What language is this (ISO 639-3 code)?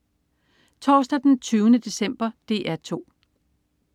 dan